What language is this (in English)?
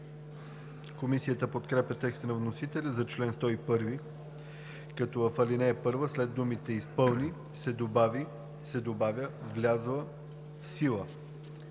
Bulgarian